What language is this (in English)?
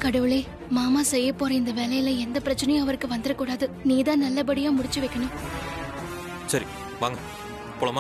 Tamil